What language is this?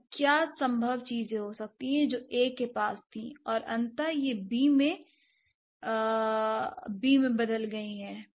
Hindi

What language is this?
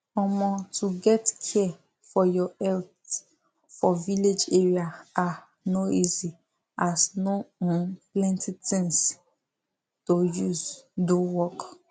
Nigerian Pidgin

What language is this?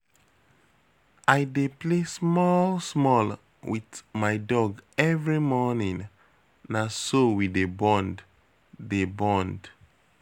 Nigerian Pidgin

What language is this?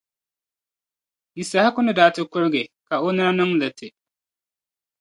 Dagbani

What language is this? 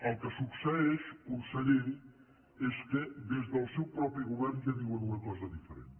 Catalan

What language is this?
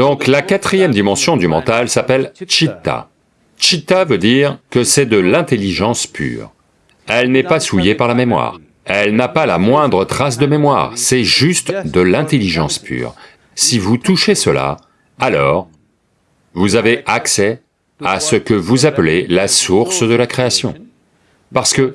French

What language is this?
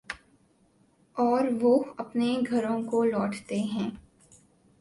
Urdu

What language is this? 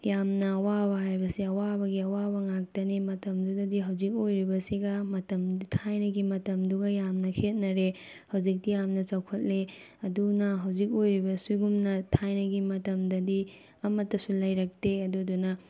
Manipuri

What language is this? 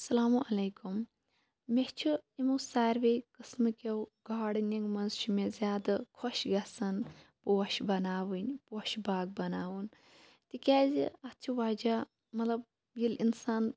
Kashmiri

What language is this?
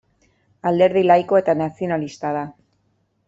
Basque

